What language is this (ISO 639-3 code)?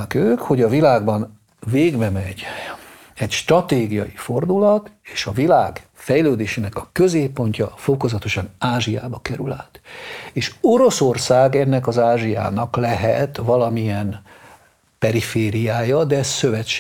hun